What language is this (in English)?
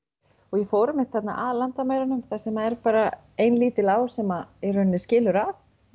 Icelandic